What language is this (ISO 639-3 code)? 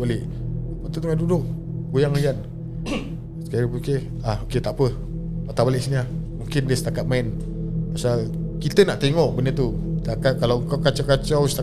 msa